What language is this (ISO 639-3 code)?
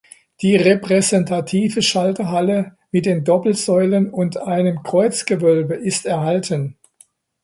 deu